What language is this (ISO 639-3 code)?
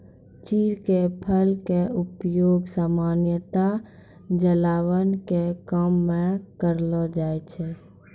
mai